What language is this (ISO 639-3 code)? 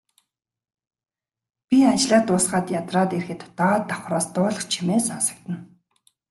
mon